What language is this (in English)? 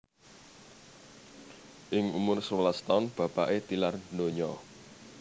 Javanese